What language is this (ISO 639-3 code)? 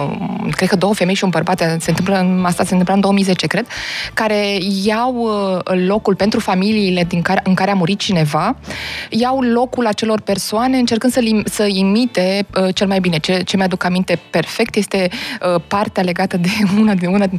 ron